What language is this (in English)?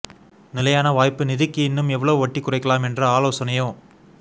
Tamil